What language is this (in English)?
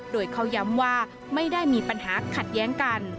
Thai